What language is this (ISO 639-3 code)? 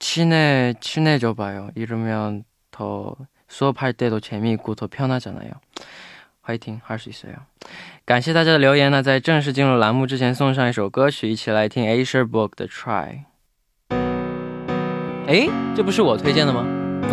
zho